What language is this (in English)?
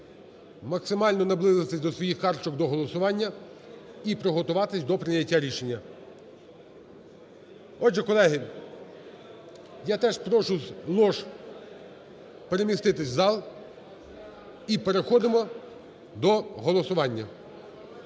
Ukrainian